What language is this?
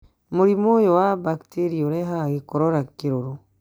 Kikuyu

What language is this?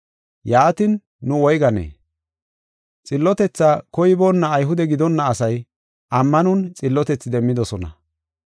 Gofa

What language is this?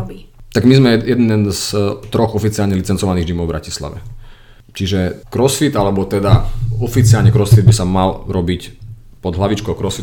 Slovak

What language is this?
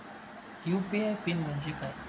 Marathi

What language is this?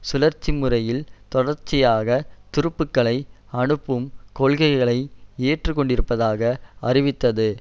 Tamil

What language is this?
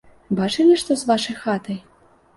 Belarusian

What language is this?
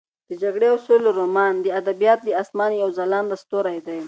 Pashto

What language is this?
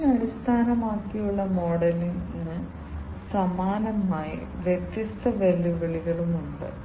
Malayalam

